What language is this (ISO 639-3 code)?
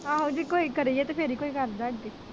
pan